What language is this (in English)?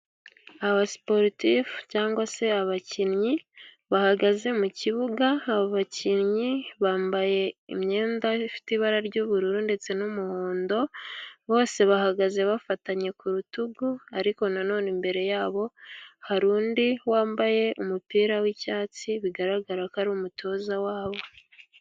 Kinyarwanda